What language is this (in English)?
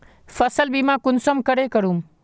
Magahi